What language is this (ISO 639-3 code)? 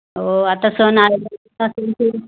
mar